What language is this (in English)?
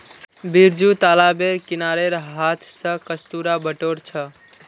Magahi